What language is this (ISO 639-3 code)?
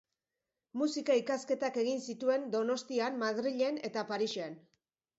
eus